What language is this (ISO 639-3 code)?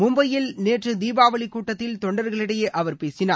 tam